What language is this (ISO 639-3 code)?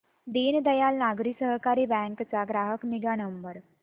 mar